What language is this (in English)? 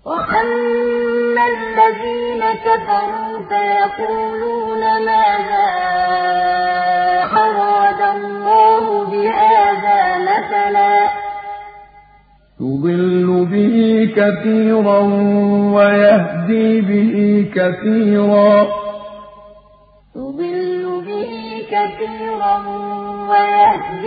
Arabic